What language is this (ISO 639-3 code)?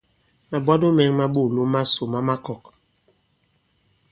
abb